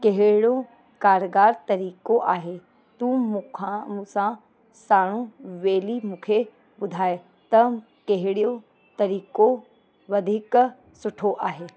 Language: Sindhi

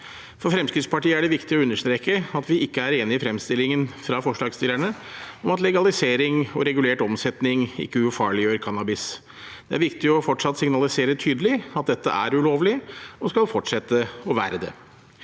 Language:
Norwegian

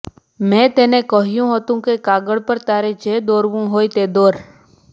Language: Gujarati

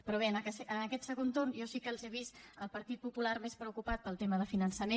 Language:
Catalan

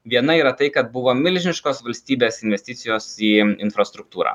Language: Lithuanian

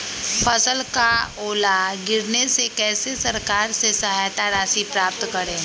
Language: Magahi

